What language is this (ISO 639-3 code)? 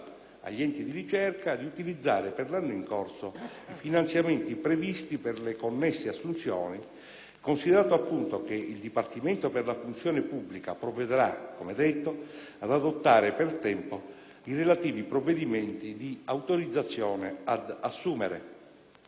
ita